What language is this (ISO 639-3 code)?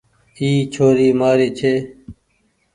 gig